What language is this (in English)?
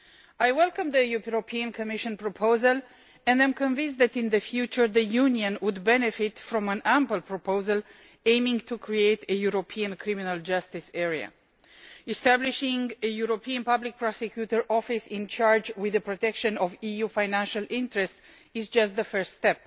English